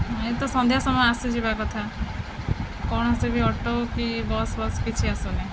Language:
Odia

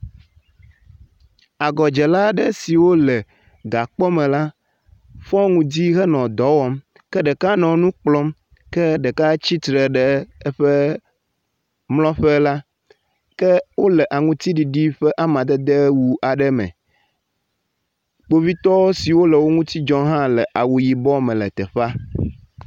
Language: Ewe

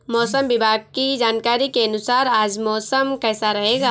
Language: Hindi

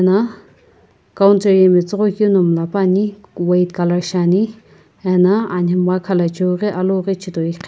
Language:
Sumi Naga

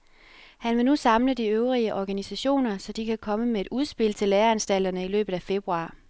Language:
Danish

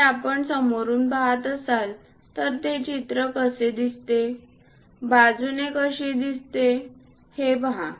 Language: Marathi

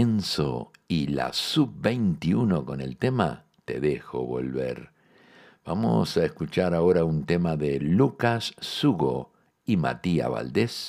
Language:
Spanish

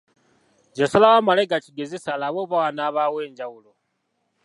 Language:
Ganda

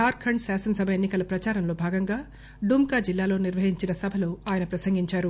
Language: Telugu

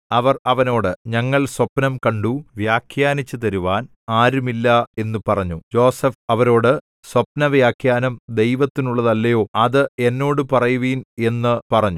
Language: Malayalam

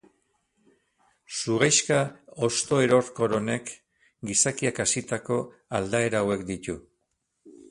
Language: Basque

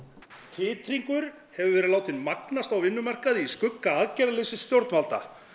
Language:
Icelandic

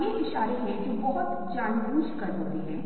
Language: Hindi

